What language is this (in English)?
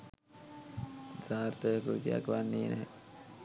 Sinhala